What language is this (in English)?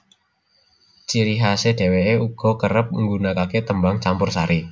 Javanese